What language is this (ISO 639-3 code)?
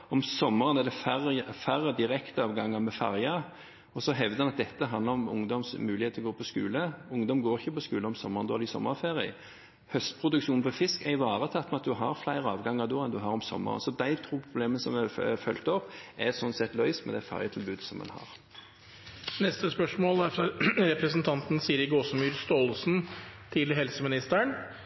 nor